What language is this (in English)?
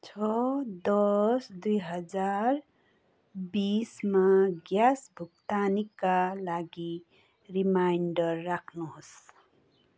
Nepali